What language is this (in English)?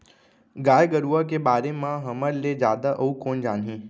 Chhattisgarhi